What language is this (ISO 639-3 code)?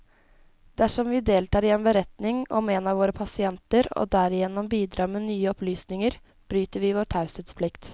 nor